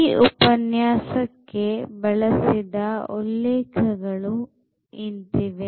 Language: Kannada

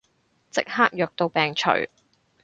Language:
Cantonese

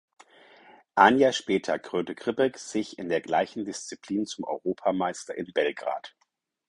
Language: German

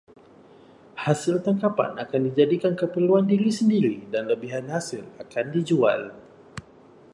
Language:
Malay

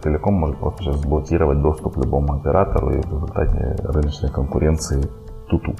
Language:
Russian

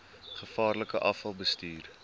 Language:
Afrikaans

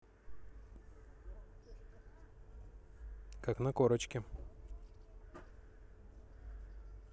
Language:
Russian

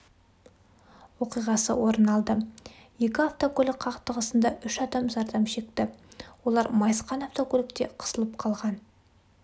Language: Kazakh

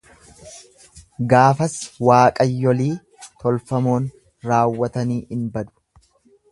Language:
Oromo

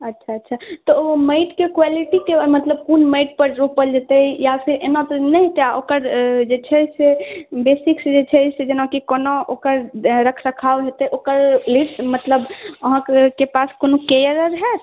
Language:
Maithili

